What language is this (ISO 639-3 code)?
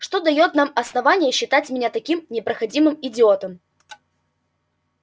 rus